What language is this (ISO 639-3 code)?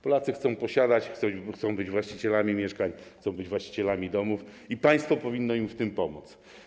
pol